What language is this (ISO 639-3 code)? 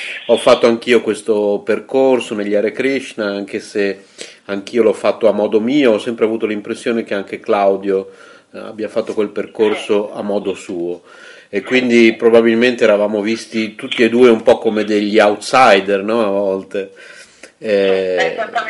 ita